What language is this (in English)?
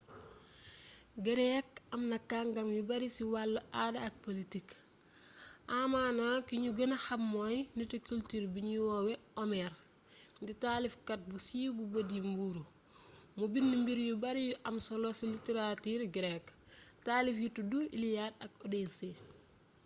Wolof